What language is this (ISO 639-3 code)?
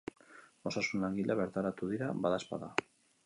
eus